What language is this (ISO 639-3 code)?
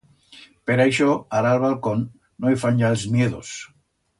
arg